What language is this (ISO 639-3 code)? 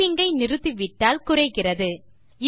tam